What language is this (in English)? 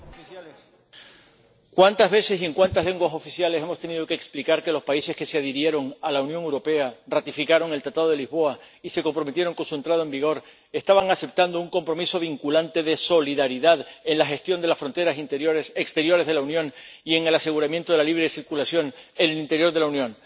Spanish